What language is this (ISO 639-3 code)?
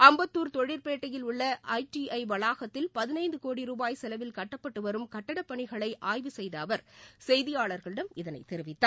tam